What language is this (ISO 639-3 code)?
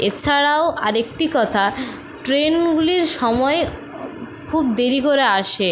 ben